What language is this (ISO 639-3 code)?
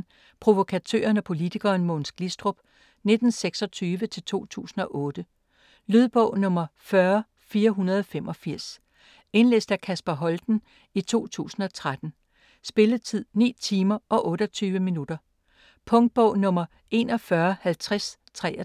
dan